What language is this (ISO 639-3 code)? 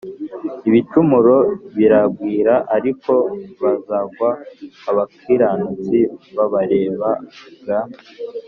kin